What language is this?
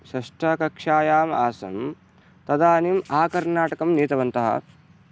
Sanskrit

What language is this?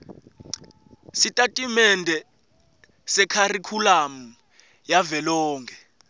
Swati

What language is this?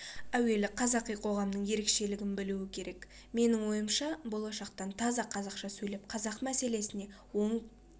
Kazakh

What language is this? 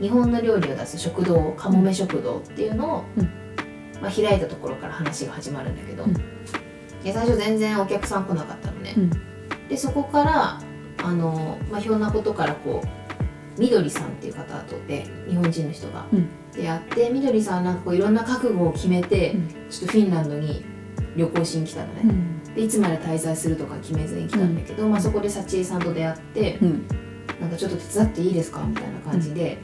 Japanese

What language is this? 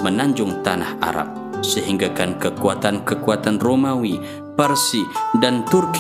Malay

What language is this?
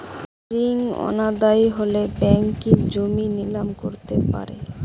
Bangla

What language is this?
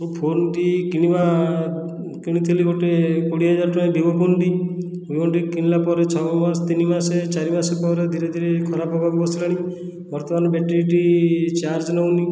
Odia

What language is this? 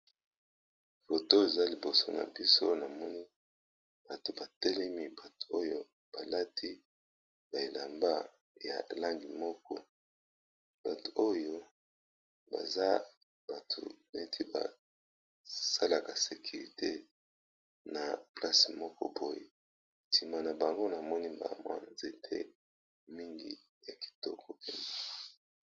Lingala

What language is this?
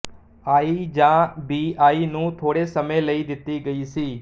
Punjabi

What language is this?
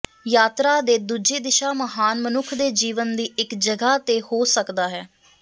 Punjabi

